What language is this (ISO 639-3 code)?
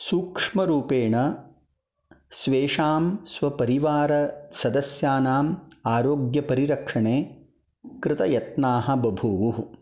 san